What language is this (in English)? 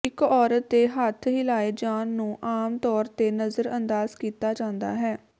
Punjabi